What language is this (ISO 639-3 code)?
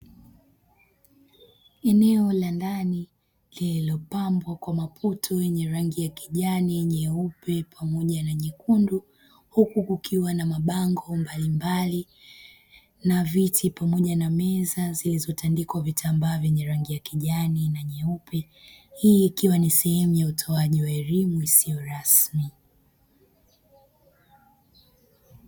swa